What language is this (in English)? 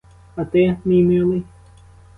Ukrainian